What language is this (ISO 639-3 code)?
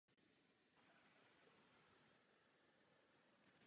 ces